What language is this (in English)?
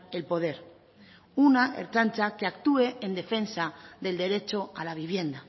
Spanish